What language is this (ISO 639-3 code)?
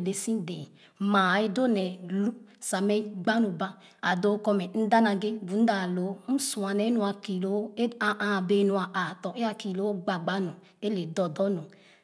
ogo